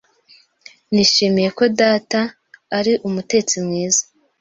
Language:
Kinyarwanda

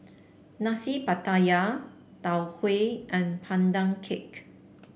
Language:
English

